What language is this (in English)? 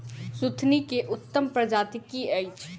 Maithili